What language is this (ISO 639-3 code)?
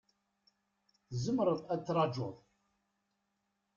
kab